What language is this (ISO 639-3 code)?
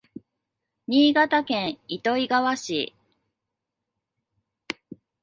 jpn